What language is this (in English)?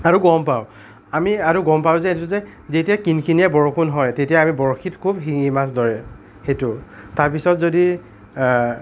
Assamese